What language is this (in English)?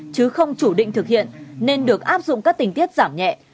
Vietnamese